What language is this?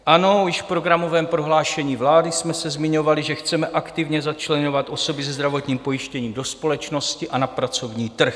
Czech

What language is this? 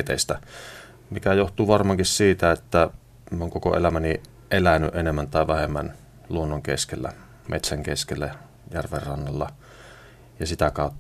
Finnish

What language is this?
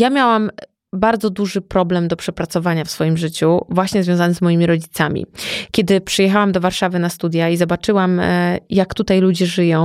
Polish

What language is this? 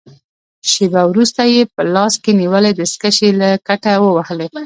Pashto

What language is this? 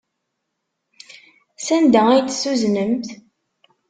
Kabyle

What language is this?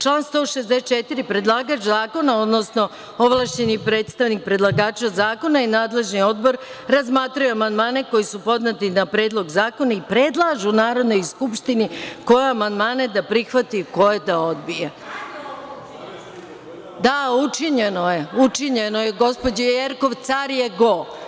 Serbian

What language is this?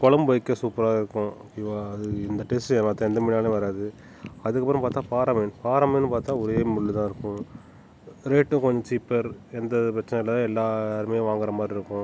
Tamil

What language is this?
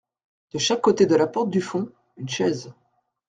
French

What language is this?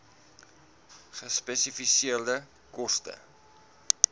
Afrikaans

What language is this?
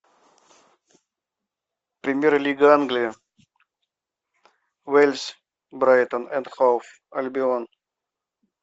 Russian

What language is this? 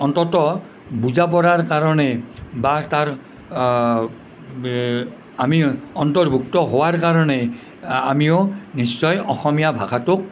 Assamese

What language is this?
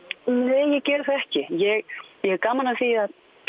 Icelandic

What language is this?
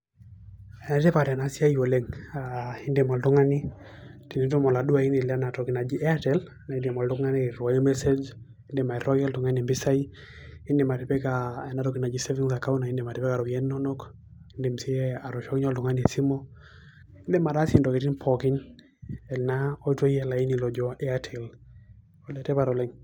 Masai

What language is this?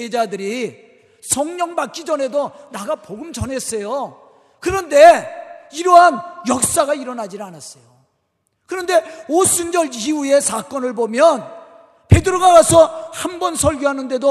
Korean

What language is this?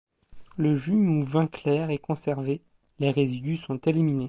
French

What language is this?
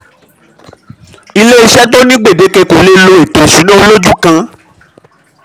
Yoruba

